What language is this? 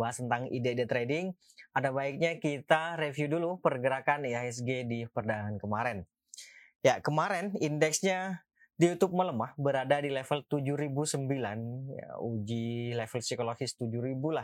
Indonesian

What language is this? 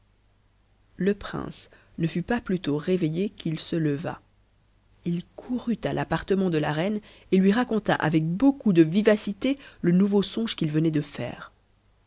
French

